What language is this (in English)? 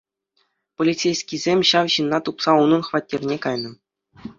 Chuvash